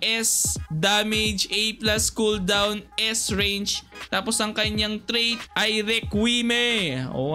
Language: Filipino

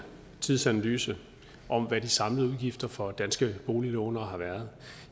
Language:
Danish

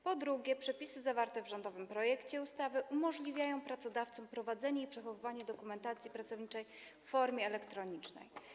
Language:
Polish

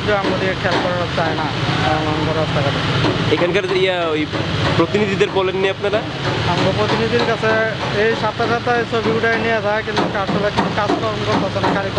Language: Indonesian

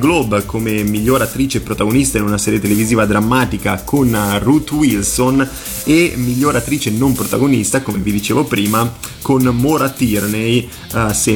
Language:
Italian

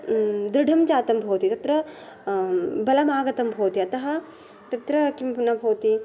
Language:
Sanskrit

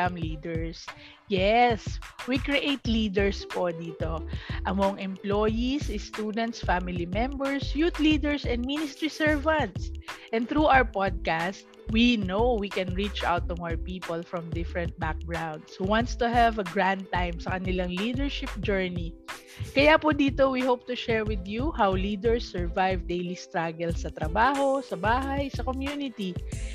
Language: Filipino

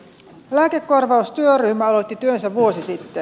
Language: Finnish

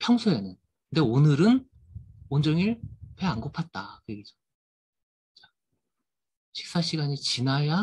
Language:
Korean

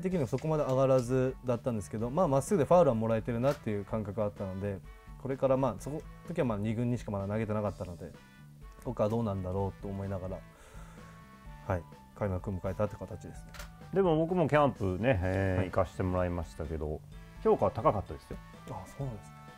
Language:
Japanese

